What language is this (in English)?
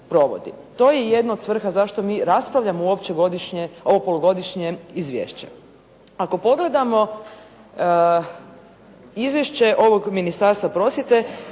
Croatian